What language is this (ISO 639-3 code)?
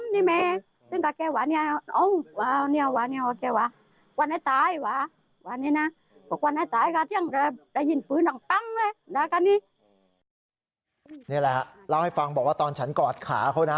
tha